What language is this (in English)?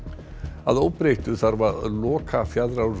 Icelandic